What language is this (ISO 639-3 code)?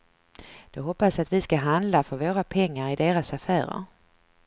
swe